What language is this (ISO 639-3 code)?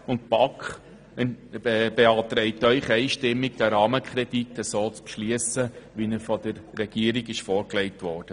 gsw